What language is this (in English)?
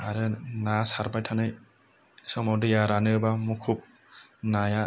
Bodo